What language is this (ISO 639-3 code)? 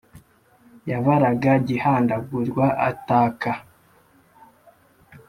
kin